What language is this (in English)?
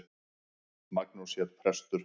Icelandic